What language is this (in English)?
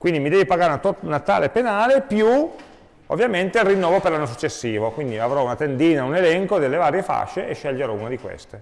Italian